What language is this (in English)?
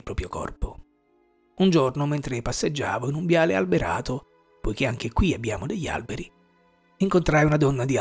Italian